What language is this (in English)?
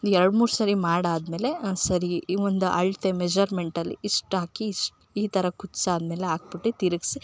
Kannada